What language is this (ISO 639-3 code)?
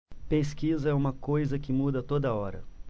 por